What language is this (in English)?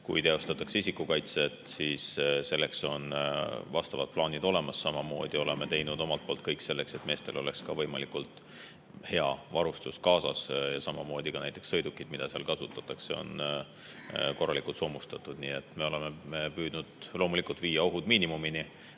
Estonian